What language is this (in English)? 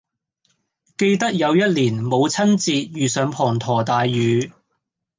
Cantonese